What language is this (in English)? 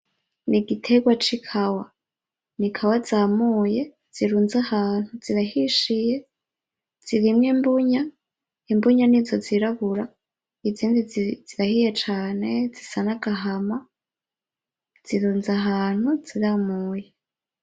Rundi